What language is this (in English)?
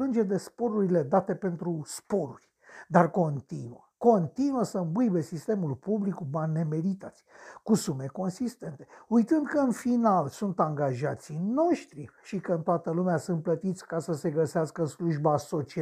Romanian